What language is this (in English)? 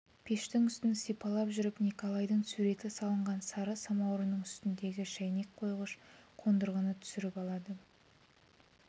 Kazakh